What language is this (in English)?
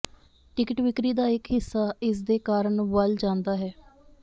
Punjabi